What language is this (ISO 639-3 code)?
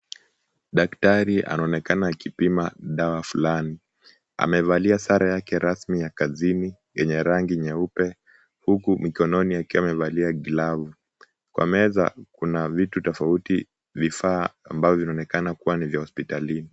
swa